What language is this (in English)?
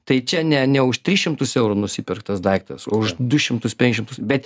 Lithuanian